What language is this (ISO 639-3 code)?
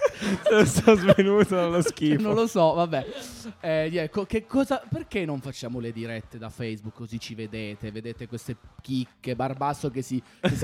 ita